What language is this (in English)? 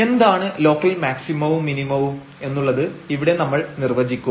Malayalam